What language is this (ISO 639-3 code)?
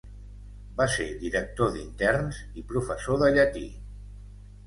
cat